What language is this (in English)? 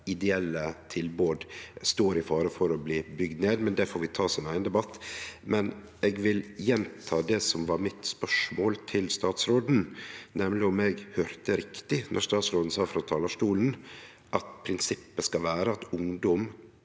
Norwegian